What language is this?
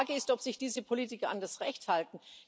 German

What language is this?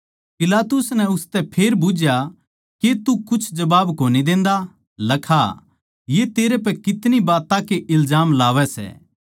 Haryanvi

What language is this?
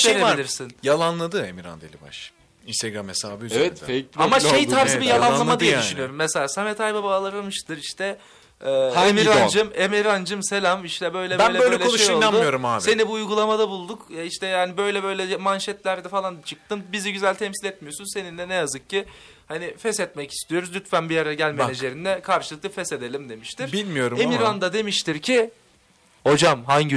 Turkish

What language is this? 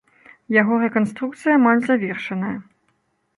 Belarusian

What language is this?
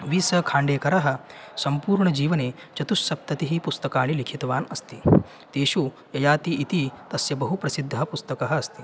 Sanskrit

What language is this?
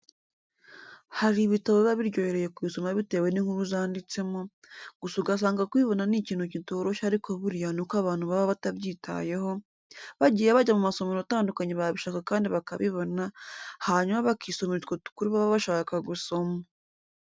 Kinyarwanda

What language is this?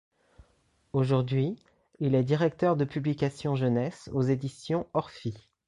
French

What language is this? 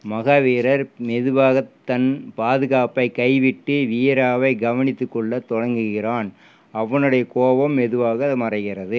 Tamil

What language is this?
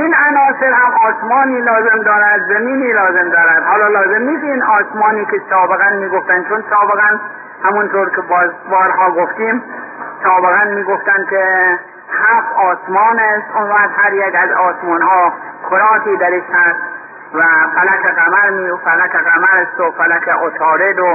Persian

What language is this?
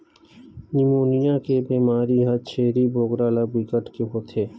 Chhattisgarhi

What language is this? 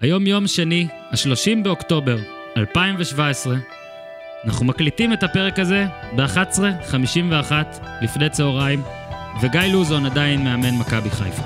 Hebrew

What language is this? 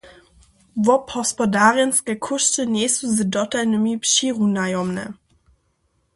Upper Sorbian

